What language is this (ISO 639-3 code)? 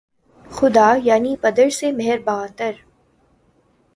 urd